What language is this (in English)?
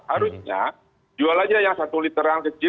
Indonesian